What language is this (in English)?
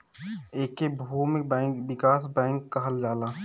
Bhojpuri